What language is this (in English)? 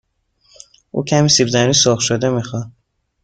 Persian